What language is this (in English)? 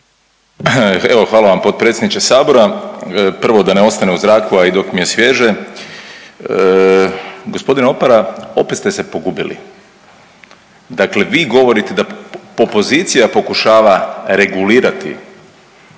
Croatian